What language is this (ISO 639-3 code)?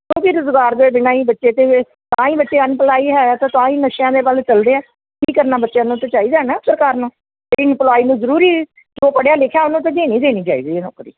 pan